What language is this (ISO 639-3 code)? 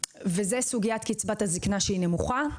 heb